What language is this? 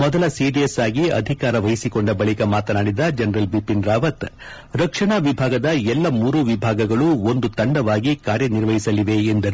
Kannada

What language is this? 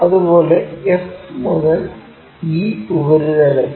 Malayalam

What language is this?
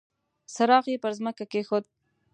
Pashto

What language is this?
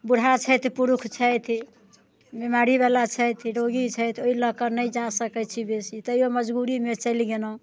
Maithili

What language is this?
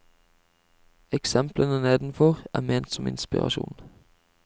Norwegian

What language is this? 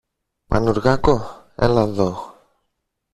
Greek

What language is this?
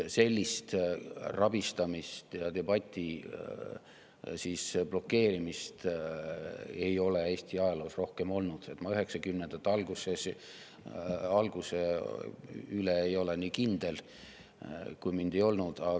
Estonian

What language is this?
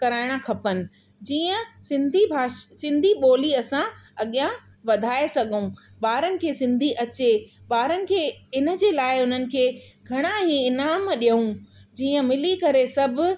Sindhi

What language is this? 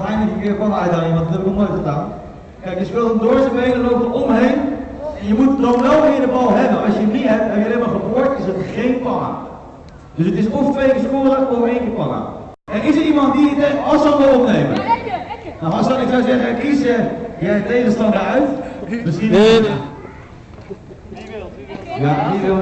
Dutch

